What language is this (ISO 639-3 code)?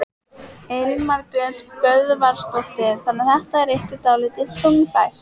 isl